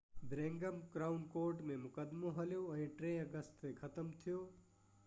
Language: Sindhi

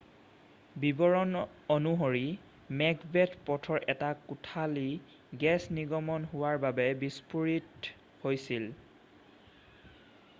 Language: Assamese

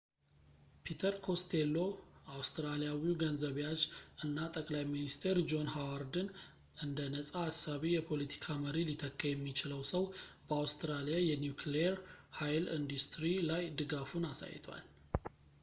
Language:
Amharic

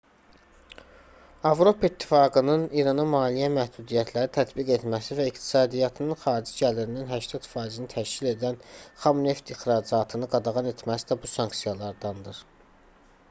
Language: Azerbaijani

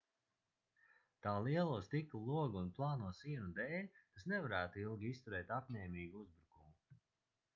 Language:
Latvian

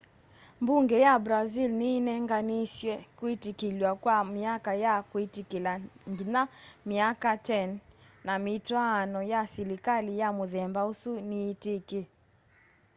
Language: Kamba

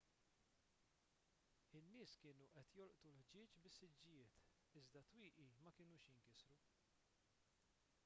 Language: Maltese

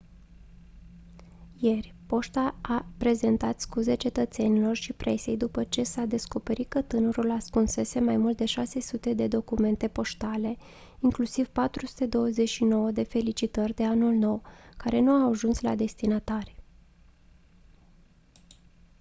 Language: Romanian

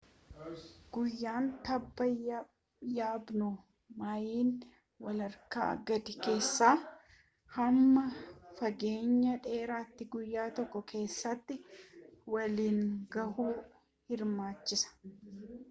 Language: Oromo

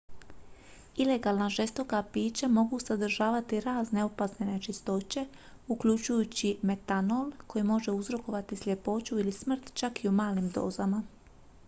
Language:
Croatian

